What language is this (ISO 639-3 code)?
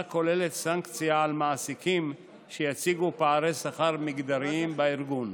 heb